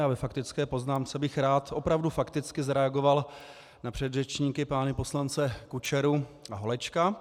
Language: Czech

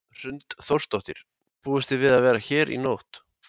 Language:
Icelandic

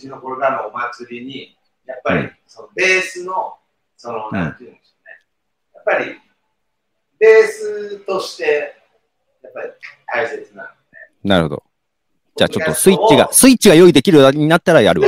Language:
Japanese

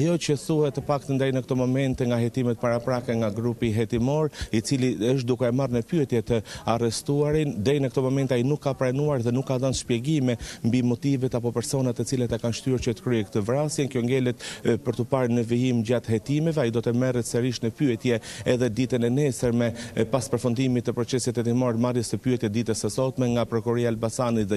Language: Romanian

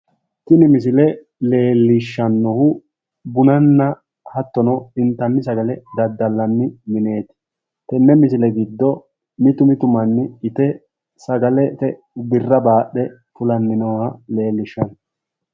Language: Sidamo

